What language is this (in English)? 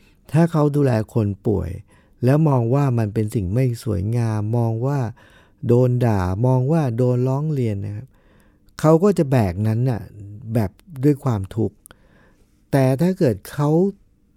Thai